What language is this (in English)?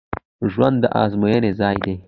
Pashto